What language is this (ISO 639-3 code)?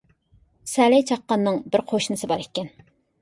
uig